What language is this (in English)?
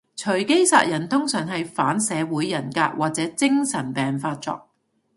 Cantonese